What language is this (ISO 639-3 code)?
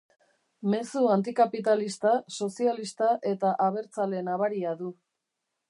eus